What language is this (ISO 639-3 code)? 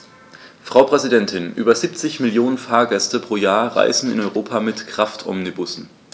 deu